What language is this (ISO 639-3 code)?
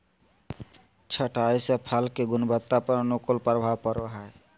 mag